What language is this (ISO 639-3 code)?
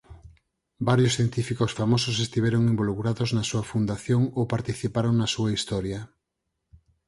glg